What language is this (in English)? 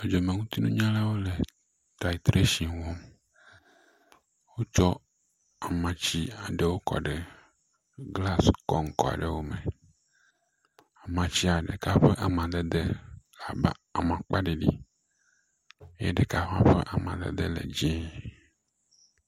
Ewe